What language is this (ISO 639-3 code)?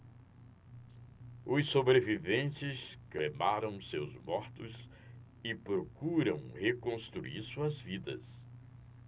por